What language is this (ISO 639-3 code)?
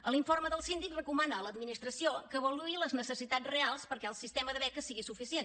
cat